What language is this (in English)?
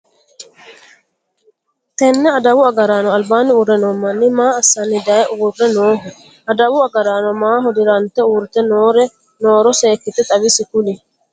Sidamo